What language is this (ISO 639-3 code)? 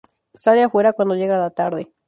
spa